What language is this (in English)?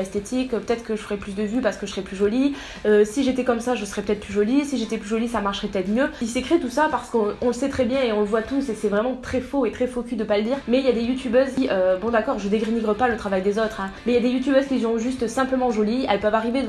French